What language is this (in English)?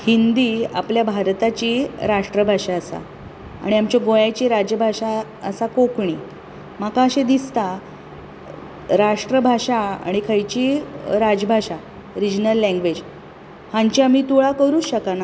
Konkani